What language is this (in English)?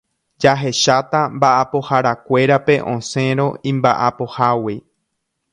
Guarani